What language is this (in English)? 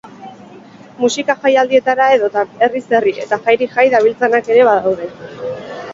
Basque